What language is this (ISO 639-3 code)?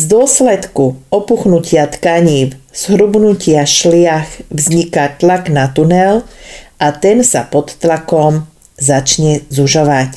slk